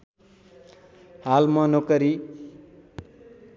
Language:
Nepali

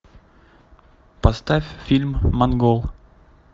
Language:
Russian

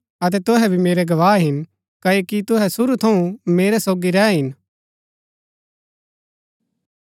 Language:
Gaddi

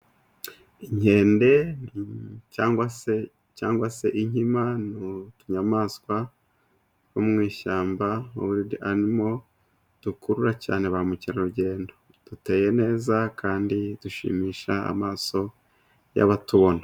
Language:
Kinyarwanda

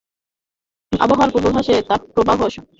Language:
Bangla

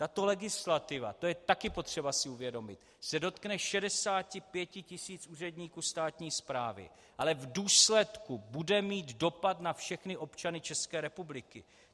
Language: Czech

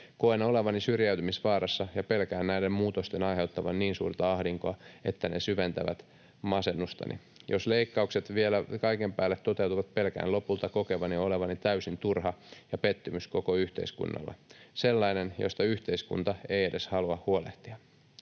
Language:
Finnish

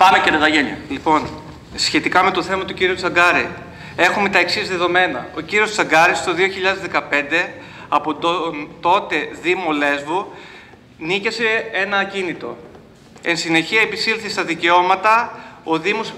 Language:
Greek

